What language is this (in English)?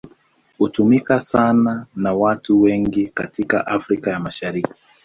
Swahili